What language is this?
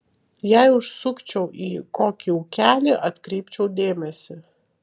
Lithuanian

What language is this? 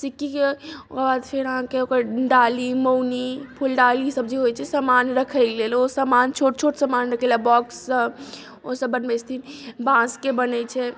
Maithili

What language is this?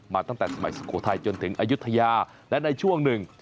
Thai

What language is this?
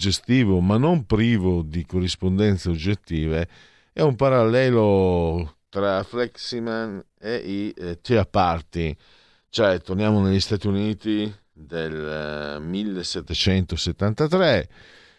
Italian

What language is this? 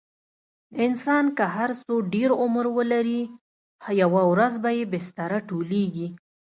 Pashto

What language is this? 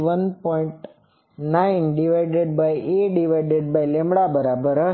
Gujarati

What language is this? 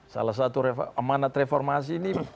Indonesian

